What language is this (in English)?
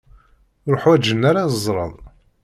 Kabyle